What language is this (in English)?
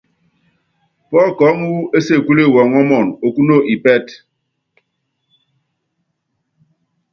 Yangben